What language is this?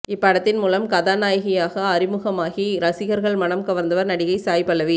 Tamil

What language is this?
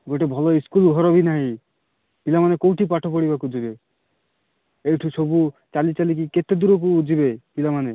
Odia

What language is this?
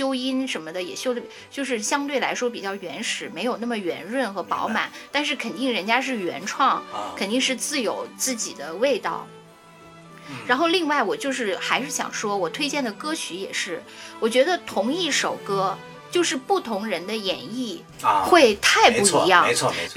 Chinese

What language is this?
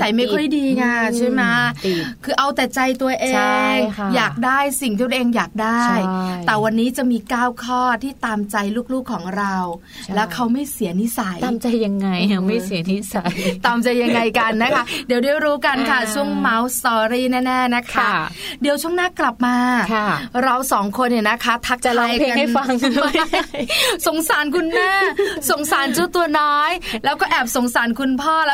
Thai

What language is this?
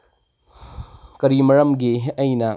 Manipuri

